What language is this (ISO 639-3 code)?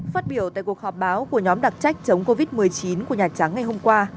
vie